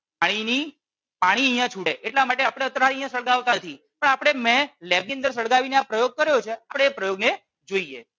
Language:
Gujarati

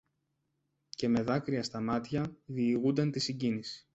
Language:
Greek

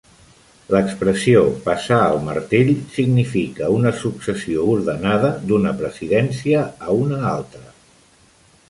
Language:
Catalan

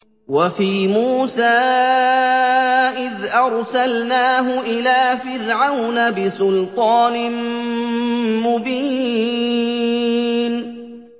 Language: Arabic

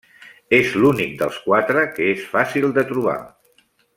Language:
Catalan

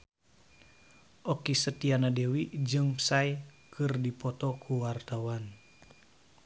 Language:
Sundanese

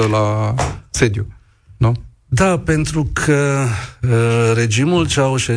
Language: Romanian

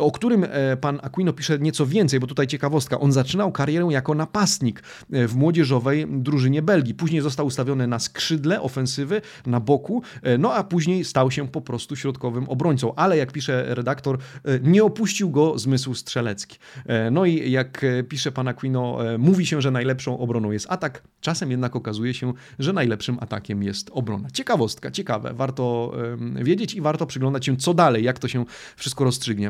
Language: Polish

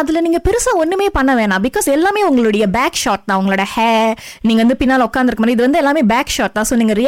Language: Tamil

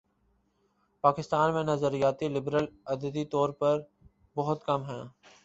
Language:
Urdu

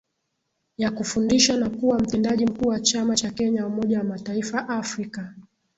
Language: Swahili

